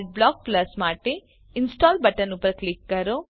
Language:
Gujarati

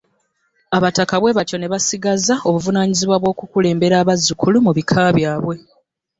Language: Ganda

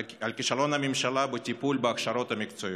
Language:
Hebrew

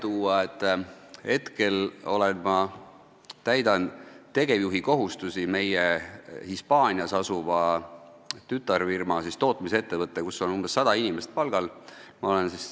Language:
Estonian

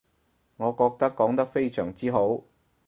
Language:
Cantonese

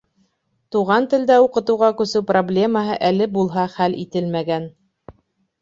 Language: Bashkir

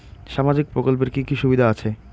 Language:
Bangla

